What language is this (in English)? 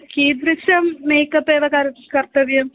Sanskrit